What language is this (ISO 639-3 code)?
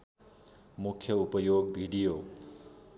nep